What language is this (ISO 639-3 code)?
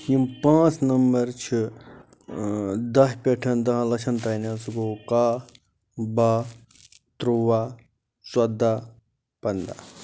kas